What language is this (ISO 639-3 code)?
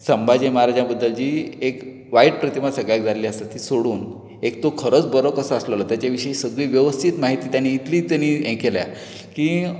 kok